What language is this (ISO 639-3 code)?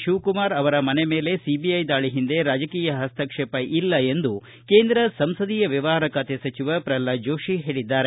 kan